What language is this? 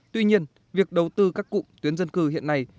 Vietnamese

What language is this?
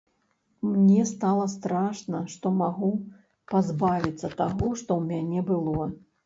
Belarusian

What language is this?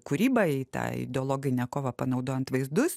Lithuanian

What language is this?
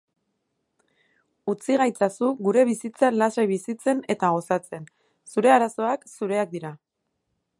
Basque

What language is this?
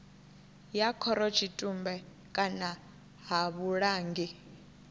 Venda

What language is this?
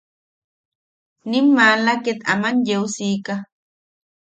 Yaqui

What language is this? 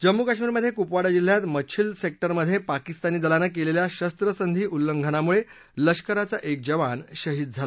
Marathi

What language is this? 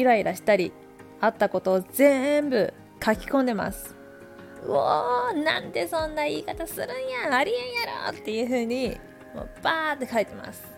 Japanese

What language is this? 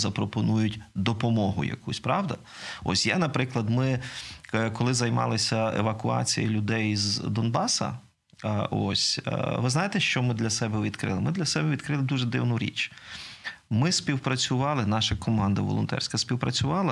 Ukrainian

